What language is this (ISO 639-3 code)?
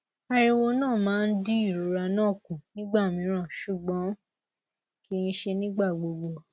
yor